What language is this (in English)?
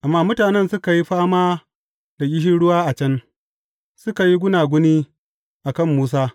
Hausa